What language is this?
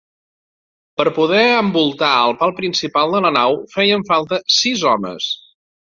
Catalan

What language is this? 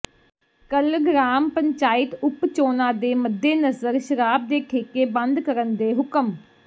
Punjabi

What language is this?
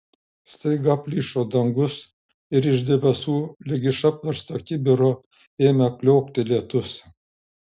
Lithuanian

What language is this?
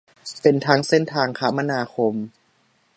Thai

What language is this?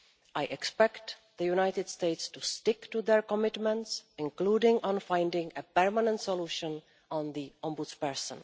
English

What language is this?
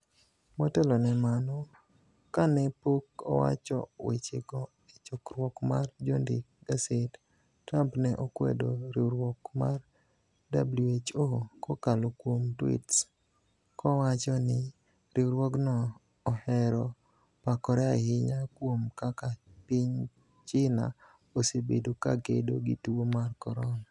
Luo (Kenya and Tanzania)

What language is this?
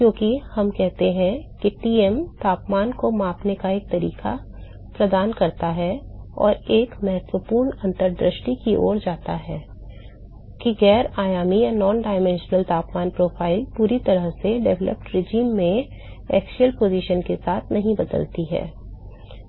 Hindi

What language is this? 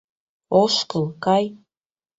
Mari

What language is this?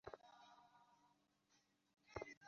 Bangla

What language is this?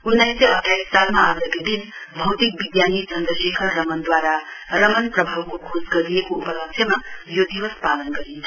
Nepali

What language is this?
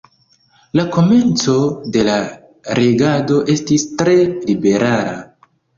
Esperanto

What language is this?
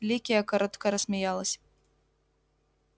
Russian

